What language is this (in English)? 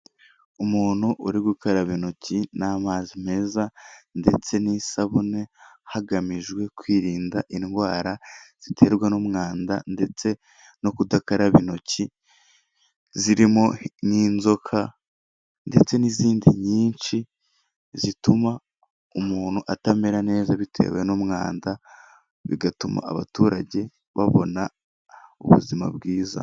Kinyarwanda